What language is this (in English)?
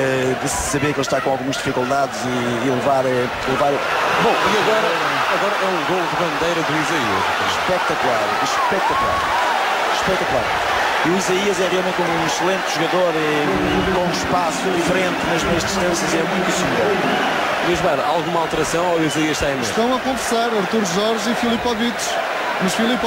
Portuguese